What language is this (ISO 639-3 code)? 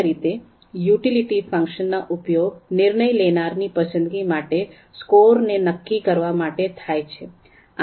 guj